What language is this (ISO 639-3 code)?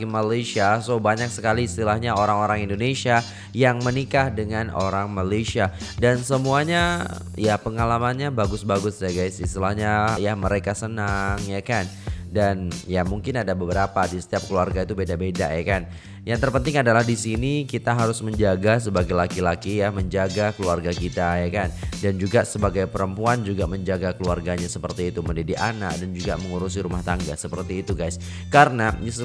ind